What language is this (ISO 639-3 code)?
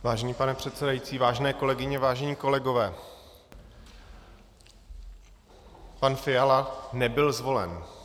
ces